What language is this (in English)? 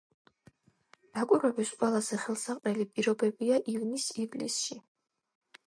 Georgian